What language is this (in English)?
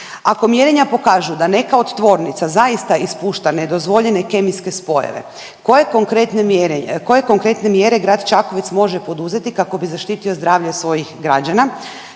Croatian